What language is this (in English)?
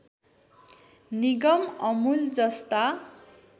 Nepali